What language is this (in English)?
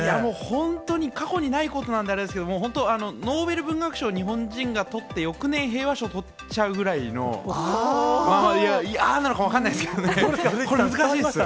Japanese